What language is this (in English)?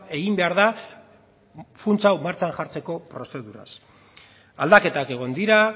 Basque